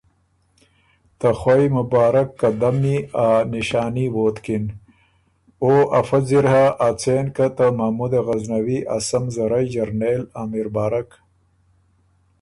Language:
Ormuri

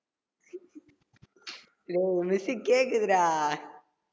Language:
Tamil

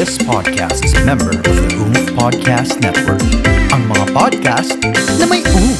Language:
Filipino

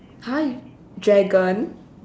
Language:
English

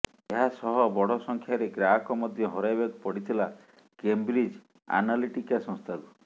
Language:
Odia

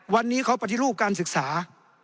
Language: Thai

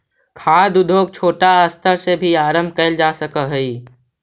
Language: Magahi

